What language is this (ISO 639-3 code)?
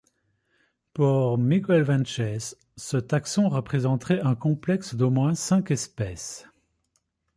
fra